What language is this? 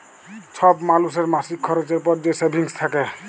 Bangla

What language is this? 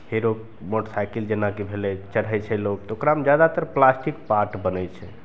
Maithili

